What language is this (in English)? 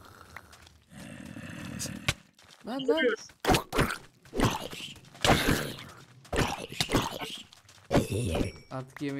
Turkish